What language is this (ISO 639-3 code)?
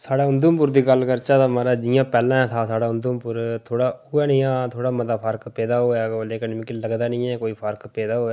doi